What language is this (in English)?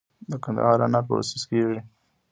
Pashto